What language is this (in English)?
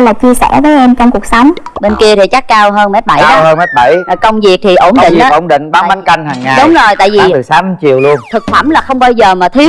Vietnamese